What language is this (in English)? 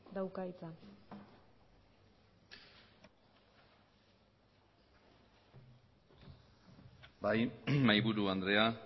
Basque